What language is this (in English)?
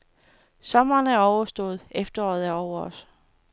Danish